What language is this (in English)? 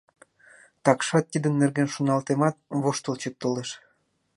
Mari